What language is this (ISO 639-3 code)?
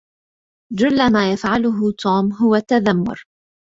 ara